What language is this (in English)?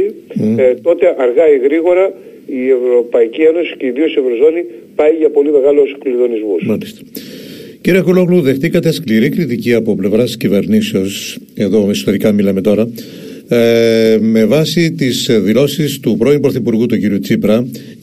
Greek